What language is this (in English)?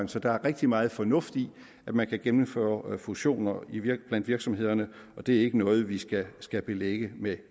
Danish